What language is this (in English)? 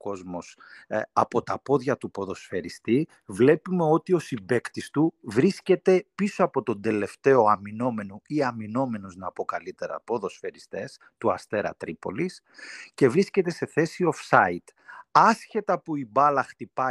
Greek